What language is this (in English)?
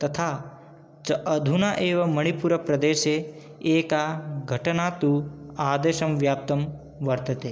Sanskrit